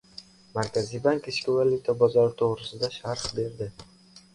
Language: Uzbek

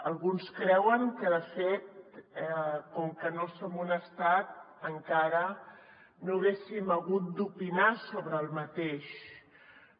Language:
Catalan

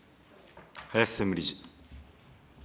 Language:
Japanese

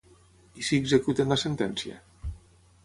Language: Catalan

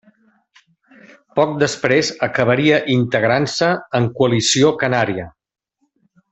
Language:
Catalan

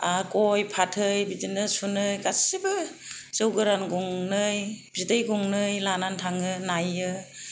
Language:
Bodo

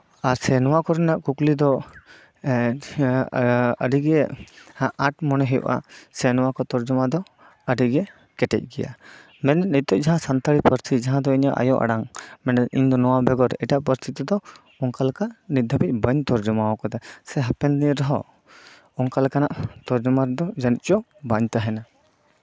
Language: Santali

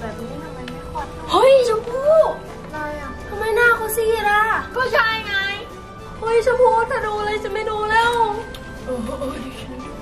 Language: Thai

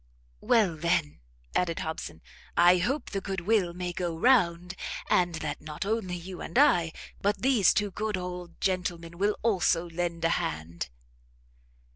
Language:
English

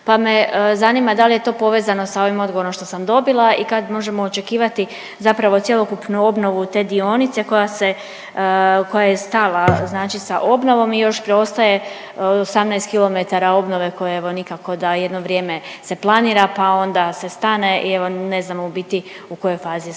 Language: Croatian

